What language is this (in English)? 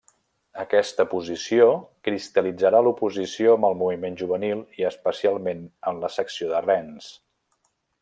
Catalan